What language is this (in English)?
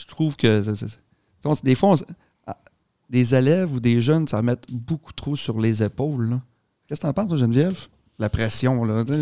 French